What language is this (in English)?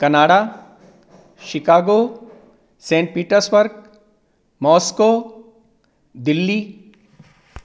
Sanskrit